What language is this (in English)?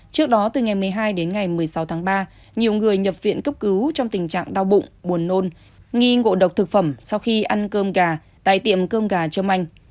Vietnamese